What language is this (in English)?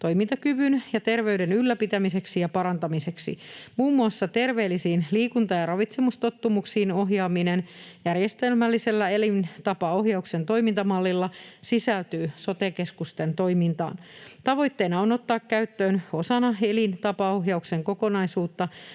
Finnish